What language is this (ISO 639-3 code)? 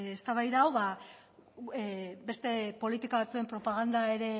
eus